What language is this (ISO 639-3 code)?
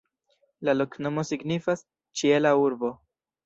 epo